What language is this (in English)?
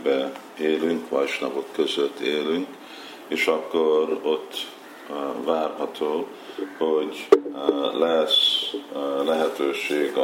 Hungarian